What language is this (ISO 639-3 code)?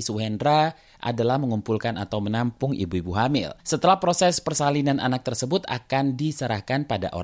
ind